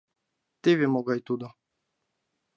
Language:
Mari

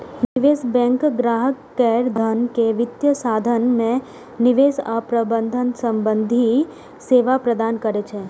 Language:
Maithili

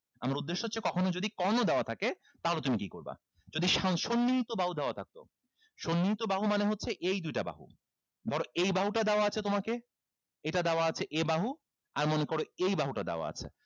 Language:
Bangla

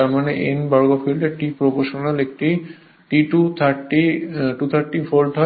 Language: Bangla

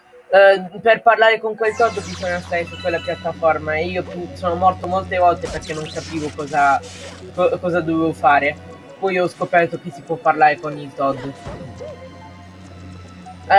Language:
Italian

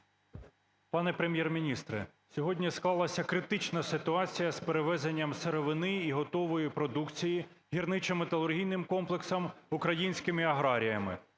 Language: Ukrainian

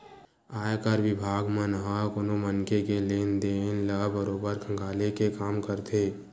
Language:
Chhattisgarhi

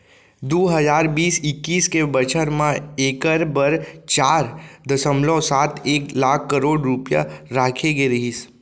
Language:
Chhattisgarhi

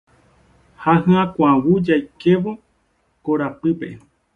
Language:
Guarani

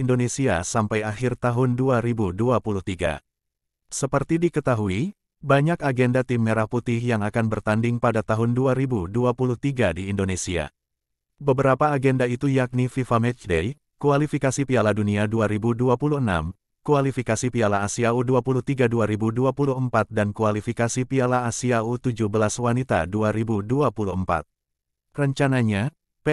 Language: Indonesian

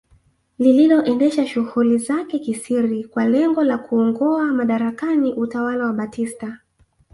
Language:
Swahili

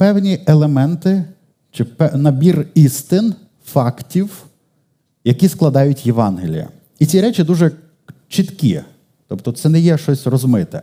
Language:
Ukrainian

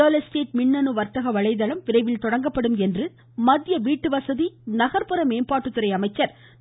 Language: Tamil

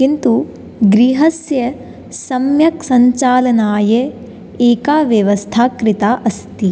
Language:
Sanskrit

